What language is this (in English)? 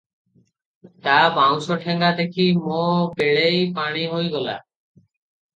Odia